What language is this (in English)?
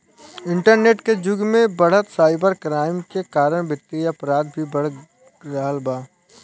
Bhojpuri